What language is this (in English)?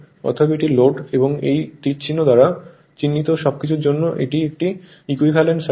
Bangla